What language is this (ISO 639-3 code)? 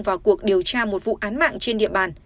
vie